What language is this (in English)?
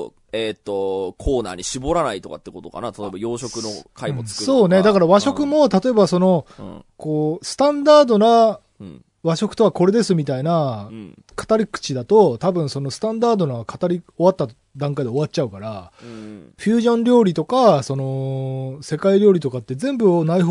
Japanese